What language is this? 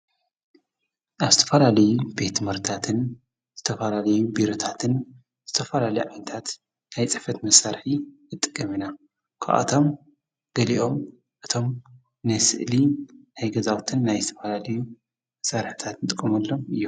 Tigrinya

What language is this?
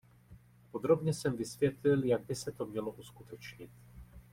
Czech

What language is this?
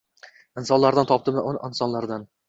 Uzbek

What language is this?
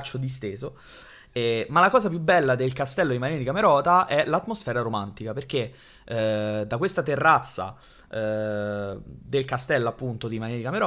Italian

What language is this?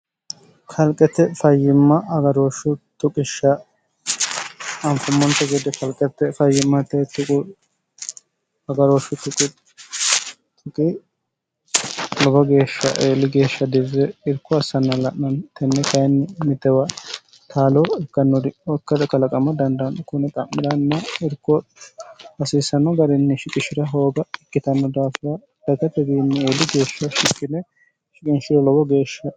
Sidamo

